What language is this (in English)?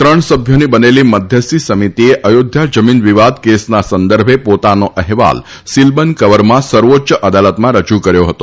Gujarati